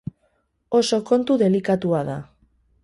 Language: Basque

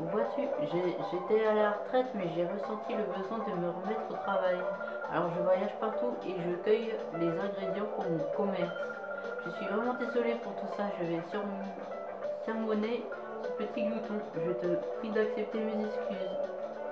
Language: French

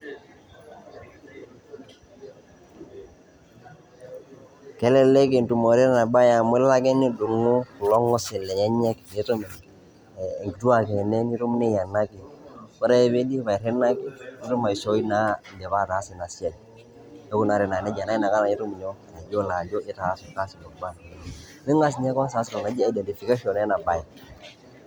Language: Masai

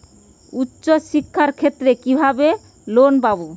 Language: Bangla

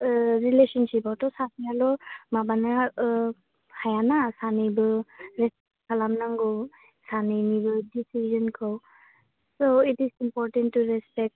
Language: Bodo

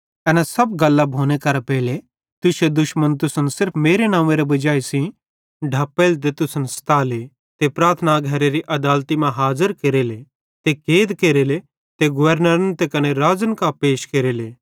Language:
Bhadrawahi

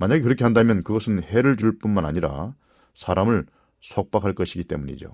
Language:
Korean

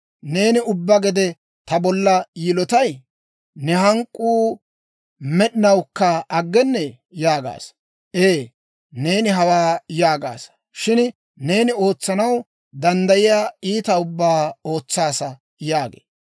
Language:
Dawro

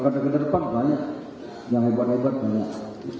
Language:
Indonesian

